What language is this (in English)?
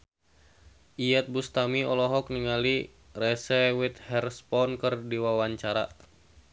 Sundanese